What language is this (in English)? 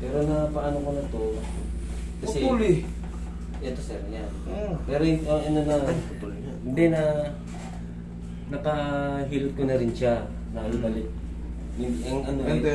Filipino